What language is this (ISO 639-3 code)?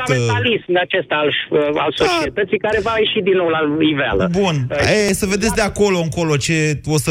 ron